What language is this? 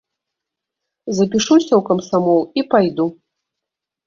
Belarusian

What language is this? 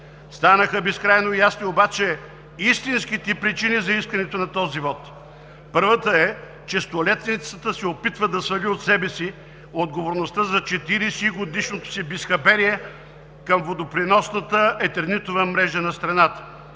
Bulgarian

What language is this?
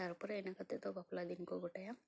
Santali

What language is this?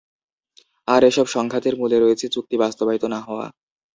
Bangla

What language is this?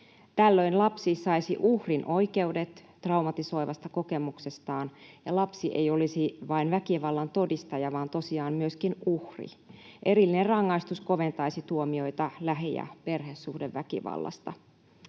Finnish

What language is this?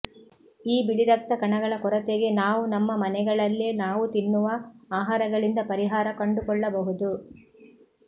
Kannada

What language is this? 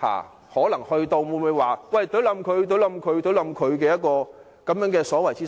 Cantonese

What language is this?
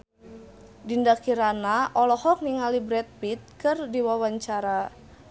Sundanese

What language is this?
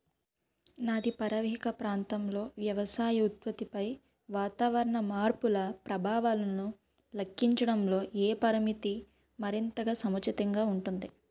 Telugu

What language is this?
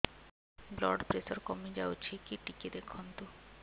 Odia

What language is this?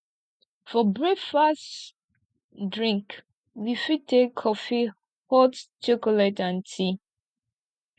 Nigerian Pidgin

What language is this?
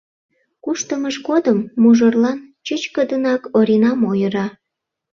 Mari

